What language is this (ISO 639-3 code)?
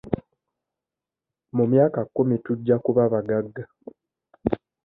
lug